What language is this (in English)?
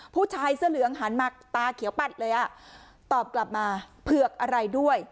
Thai